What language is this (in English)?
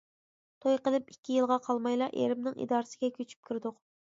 Uyghur